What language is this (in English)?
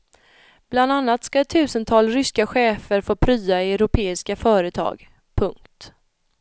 Swedish